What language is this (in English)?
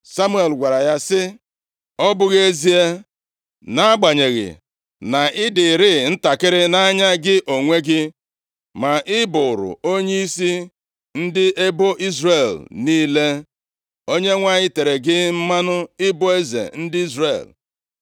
Igbo